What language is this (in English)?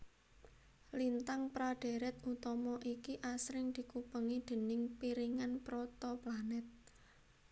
Javanese